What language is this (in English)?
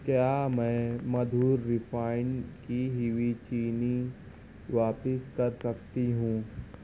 Urdu